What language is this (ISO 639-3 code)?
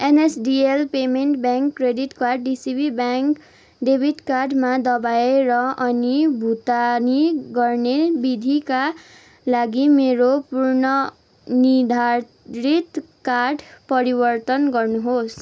nep